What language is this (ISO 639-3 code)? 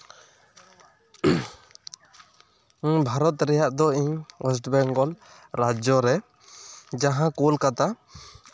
sat